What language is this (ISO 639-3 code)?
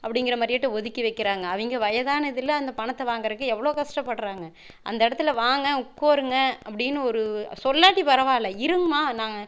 tam